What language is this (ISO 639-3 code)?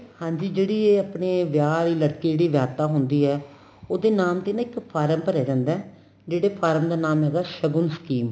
pan